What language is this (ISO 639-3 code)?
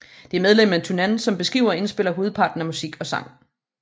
dan